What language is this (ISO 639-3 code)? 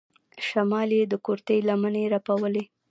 pus